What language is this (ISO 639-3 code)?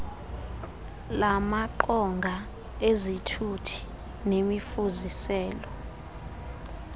xho